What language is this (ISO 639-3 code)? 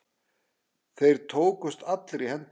isl